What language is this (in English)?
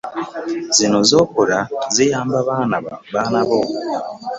Ganda